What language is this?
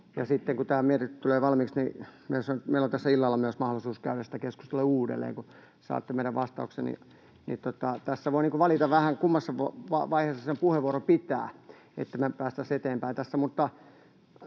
Finnish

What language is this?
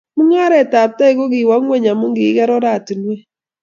Kalenjin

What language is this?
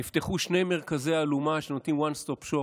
Hebrew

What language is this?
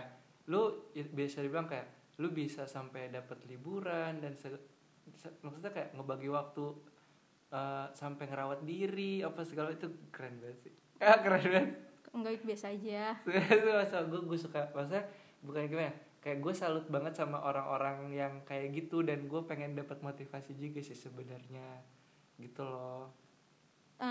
Indonesian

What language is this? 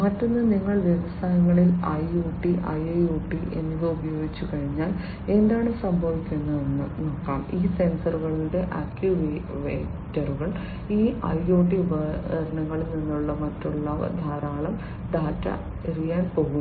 Malayalam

